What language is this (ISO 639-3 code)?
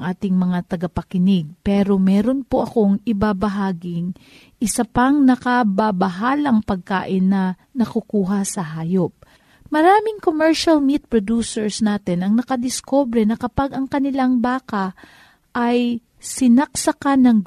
fil